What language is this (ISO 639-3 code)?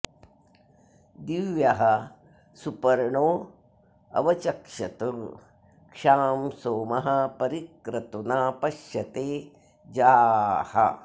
san